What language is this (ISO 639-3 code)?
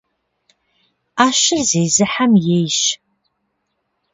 kbd